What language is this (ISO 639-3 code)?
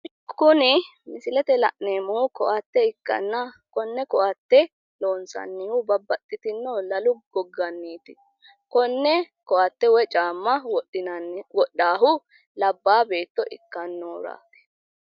sid